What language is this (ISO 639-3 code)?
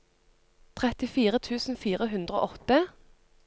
nor